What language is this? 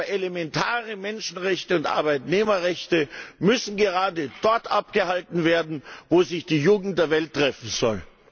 German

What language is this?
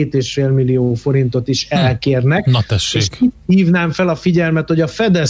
Hungarian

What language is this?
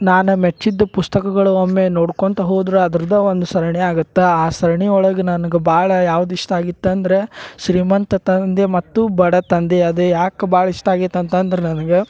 Kannada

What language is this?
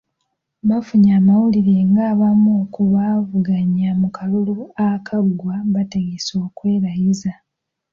Ganda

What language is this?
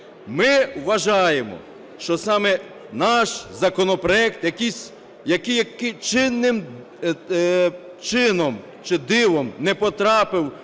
Ukrainian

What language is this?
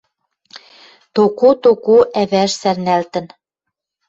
Western Mari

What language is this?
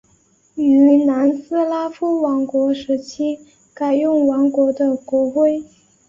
Chinese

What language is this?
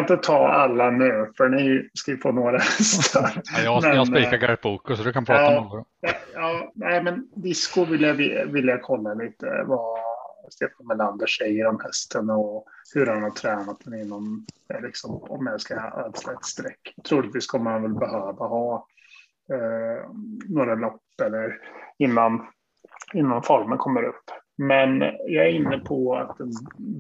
Swedish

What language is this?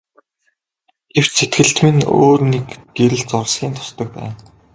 Mongolian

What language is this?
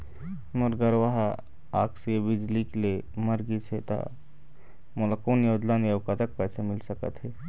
Chhattisgarhi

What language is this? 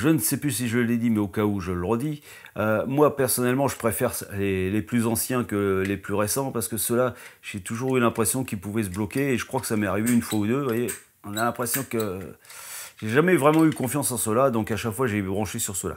French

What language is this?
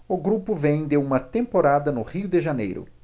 Portuguese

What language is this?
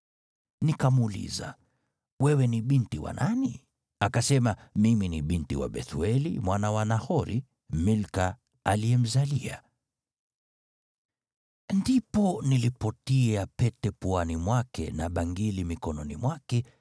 Swahili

